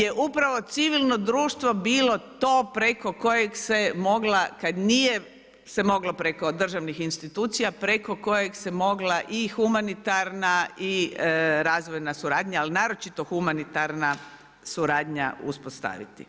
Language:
Croatian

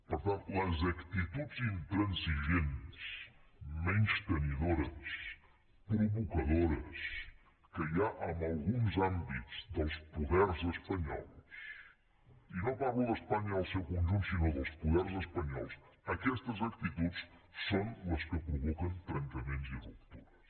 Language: Catalan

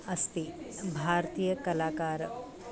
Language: Sanskrit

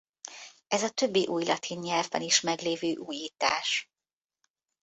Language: Hungarian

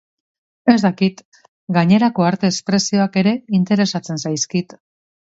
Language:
Basque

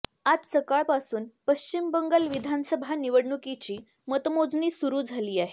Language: Marathi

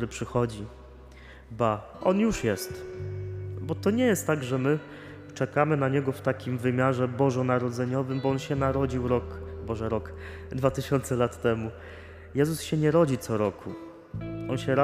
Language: Polish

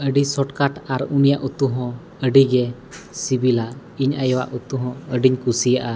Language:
Santali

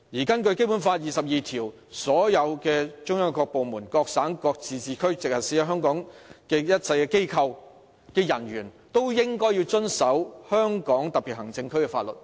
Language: Cantonese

